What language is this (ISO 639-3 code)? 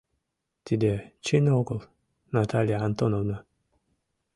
chm